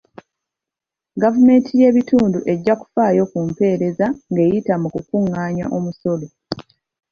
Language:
Ganda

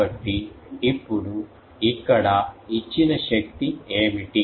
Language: Telugu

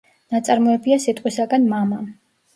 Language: Georgian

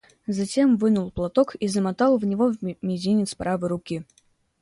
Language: Russian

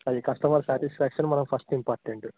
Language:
Telugu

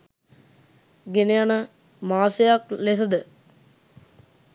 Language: Sinhala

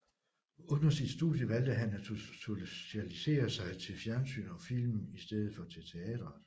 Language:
Danish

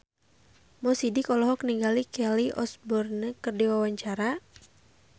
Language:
Sundanese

